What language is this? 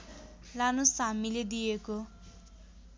Nepali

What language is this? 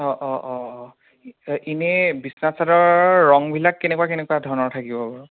Assamese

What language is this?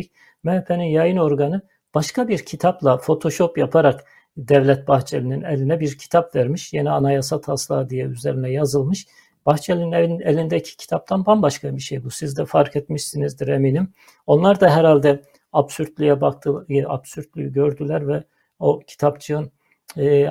Turkish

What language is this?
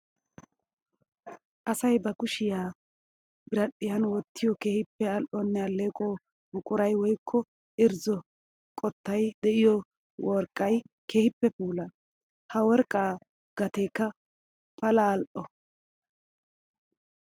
Wolaytta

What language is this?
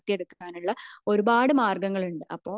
Malayalam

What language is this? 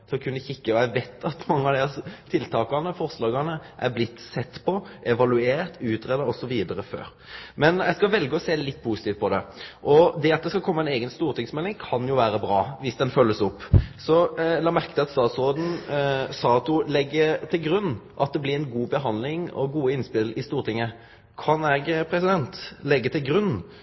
Norwegian Nynorsk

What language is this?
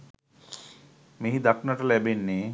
Sinhala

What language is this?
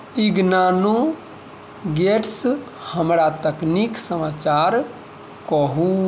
Maithili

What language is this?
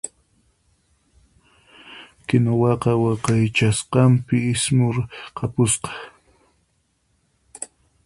Puno Quechua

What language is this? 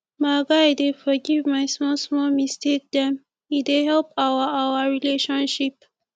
Nigerian Pidgin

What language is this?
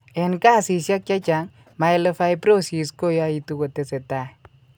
Kalenjin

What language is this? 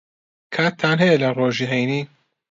Central Kurdish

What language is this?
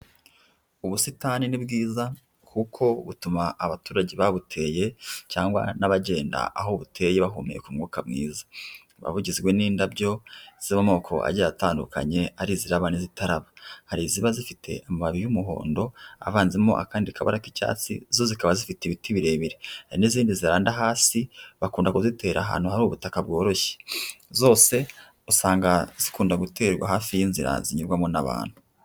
Kinyarwanda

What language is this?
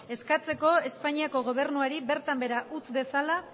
Basque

